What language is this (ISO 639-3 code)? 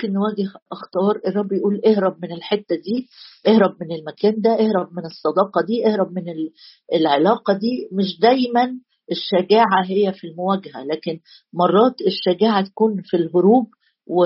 ara